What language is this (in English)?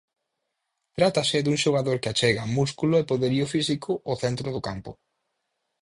Galician